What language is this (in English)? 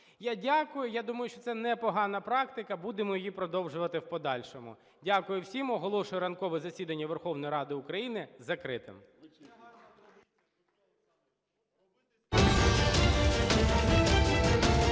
Ukrainian